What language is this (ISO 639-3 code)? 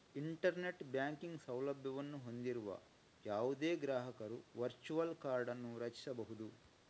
kan